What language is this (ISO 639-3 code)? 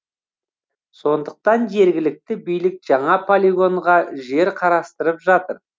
kaz